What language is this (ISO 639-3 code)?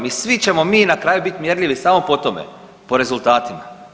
hrv